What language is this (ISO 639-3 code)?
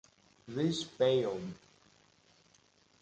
eng